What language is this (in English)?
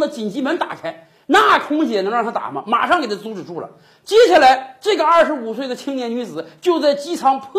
Chinese